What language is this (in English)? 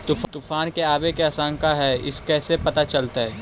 Magahi